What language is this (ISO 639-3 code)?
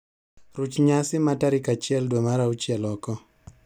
luo